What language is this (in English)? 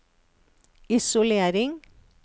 Norwegian